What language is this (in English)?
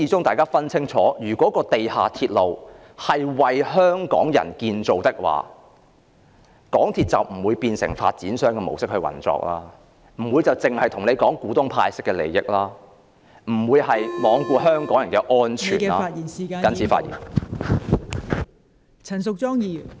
Cantonese